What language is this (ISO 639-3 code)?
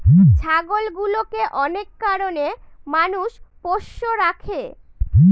ben